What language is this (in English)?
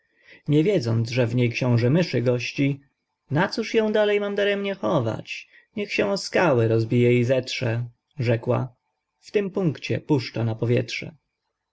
Polish